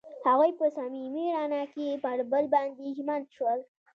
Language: Pashto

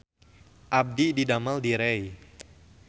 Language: Sundanese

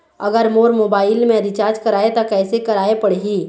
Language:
Chhattisgarhi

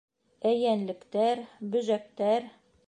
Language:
Bashkir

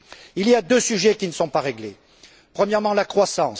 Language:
French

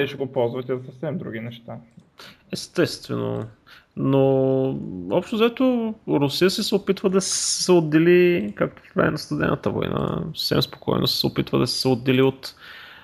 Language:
Bulgarian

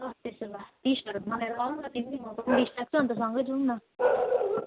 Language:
Nepali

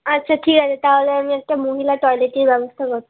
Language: Bangla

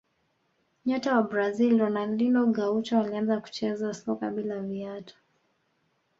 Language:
Swahili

